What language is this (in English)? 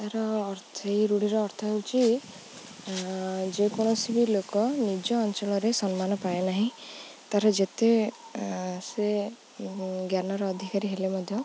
Odia